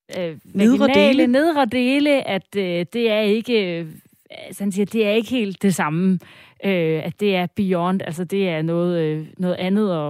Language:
Danish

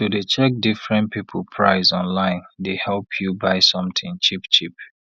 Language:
Nigerian Pidgin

